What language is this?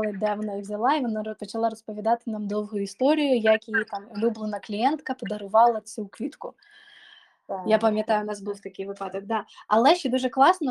Ukrainian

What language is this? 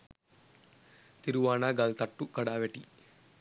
Sinhala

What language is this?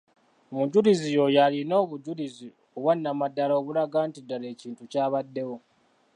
Ganda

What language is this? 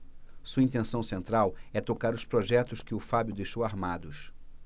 Portuguese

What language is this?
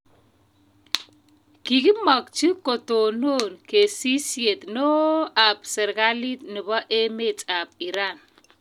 Kalenjin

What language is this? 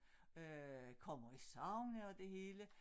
Danish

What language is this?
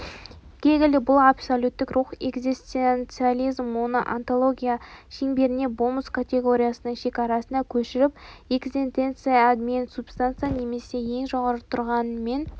Kazakh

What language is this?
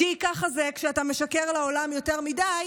Hebrew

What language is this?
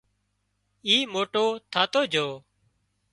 Wadiyara Koli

